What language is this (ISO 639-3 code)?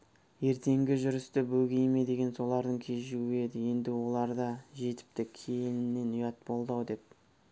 kaz